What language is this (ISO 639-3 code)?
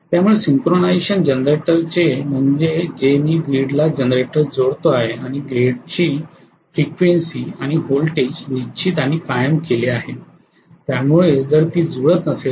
mar